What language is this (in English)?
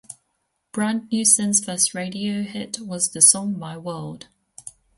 English